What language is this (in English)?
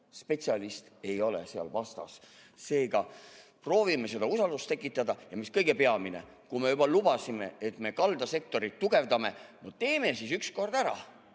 Estonian